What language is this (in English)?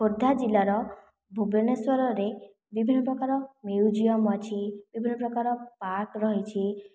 Odia